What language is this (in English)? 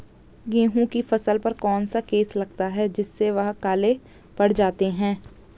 Hindi